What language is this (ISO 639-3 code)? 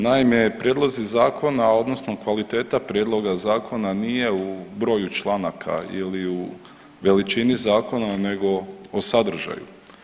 hrv